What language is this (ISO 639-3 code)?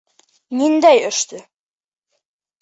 bak